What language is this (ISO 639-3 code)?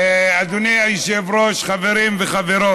heb